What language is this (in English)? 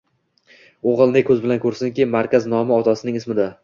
Uzbek